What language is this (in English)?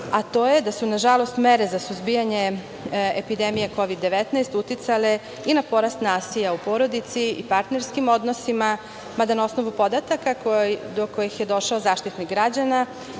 Serbian